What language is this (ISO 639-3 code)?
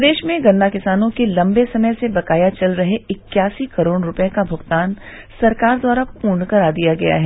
hin